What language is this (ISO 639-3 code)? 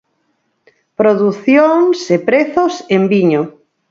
glg